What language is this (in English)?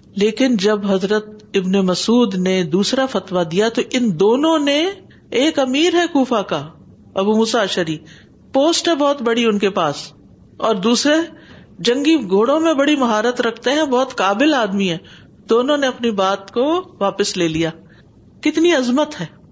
Urdu